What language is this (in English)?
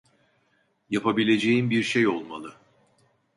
Turkish